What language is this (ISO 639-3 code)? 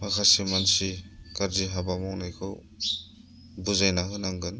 brx